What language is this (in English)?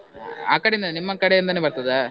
Kannada